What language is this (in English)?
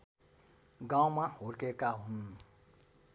Nepali